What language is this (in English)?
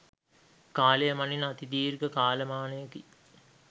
Sinhala